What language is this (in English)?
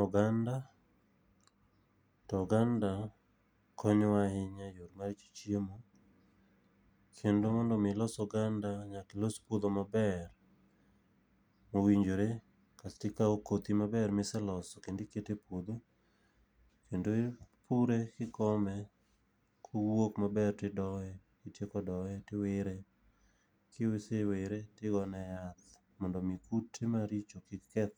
Luo (Kenya and Tanzania)